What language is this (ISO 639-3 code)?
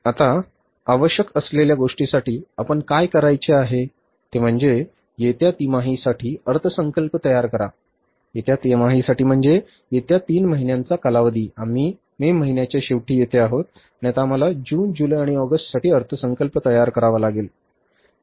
mar